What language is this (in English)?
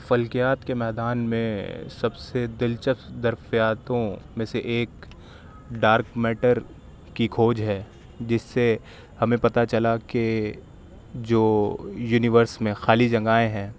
Urdu